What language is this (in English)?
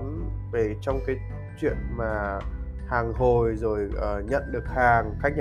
Vietnamese